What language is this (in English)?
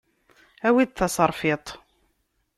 Kabyle